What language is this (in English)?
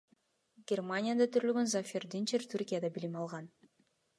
Kyrgyz